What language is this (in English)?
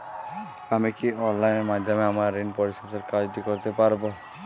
Bangla